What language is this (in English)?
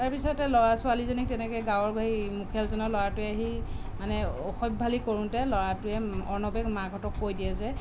Assamese